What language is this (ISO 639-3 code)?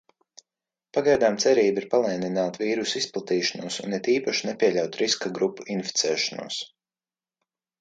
lav